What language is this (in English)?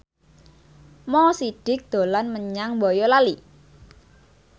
Javanese